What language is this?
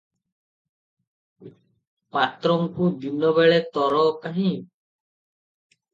Odia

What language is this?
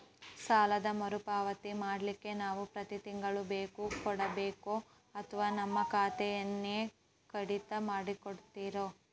Kannada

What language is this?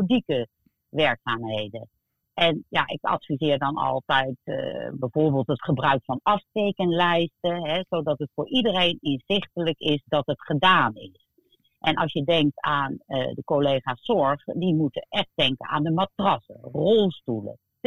Dutch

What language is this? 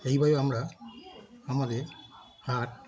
Bangla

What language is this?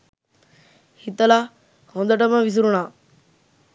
Sinhala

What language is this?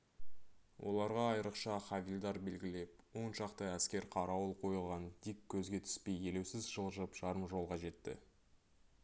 Kazakh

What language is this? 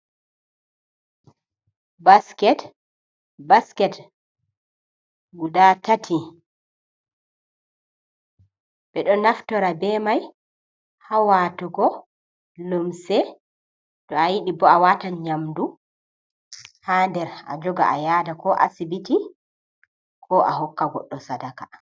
Fula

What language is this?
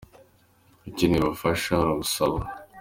Kinyarwanda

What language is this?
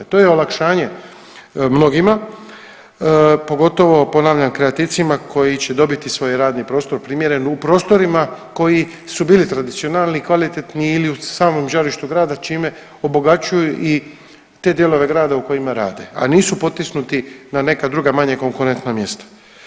Croatian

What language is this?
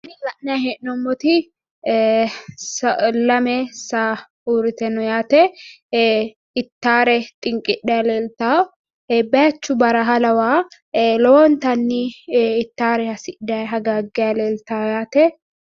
Sidamo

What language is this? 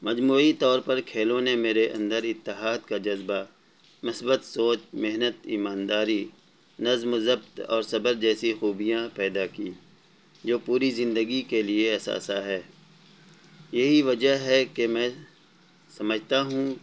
Urdu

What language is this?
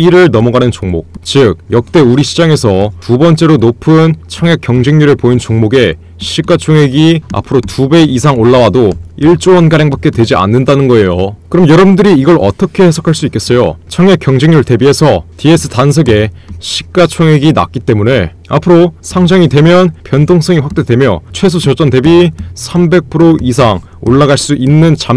Korean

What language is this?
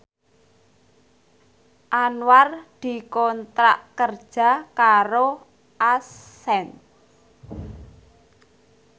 Javanese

